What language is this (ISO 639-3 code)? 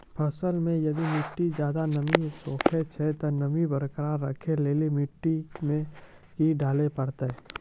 mai